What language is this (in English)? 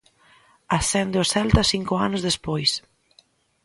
Galician